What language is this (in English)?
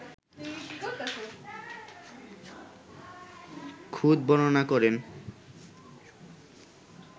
Bangla